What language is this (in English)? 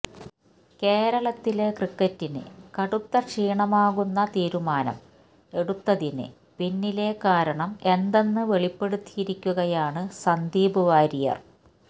Malayalam